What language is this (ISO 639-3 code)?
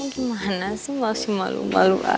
ind